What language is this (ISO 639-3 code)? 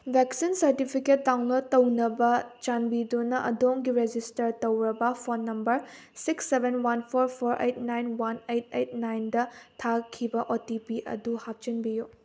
mni